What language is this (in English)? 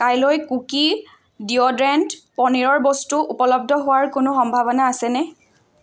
Assamese